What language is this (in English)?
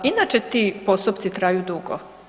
Croatian